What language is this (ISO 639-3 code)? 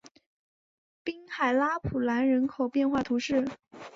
zho